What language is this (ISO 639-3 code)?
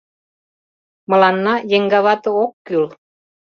chm